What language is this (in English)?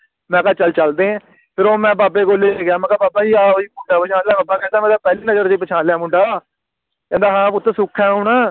Punjabi